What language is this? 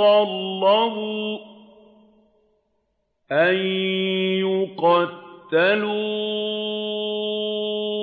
Arabic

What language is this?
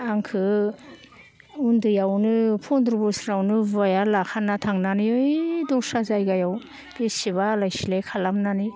Bodo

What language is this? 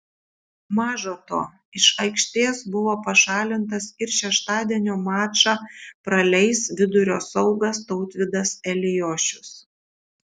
Lithuanian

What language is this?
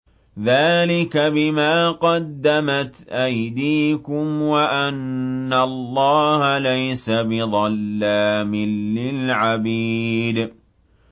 Arabic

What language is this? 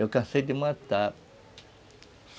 Portuguese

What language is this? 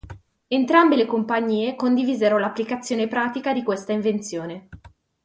Italian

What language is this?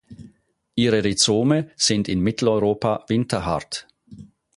German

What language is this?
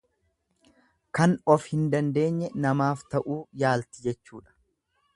Oromo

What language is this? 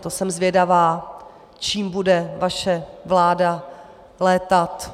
Czech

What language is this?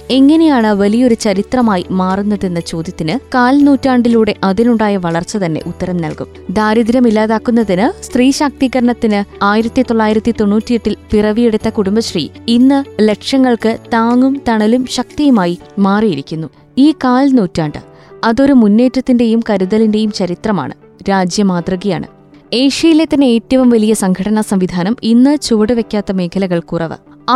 Malayalam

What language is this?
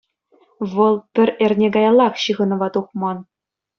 Chuvash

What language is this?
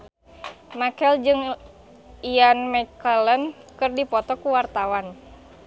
Sundanese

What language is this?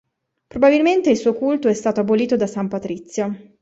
Italian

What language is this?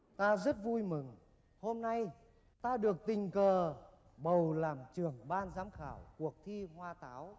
Vietnamese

